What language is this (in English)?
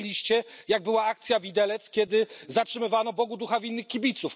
Polish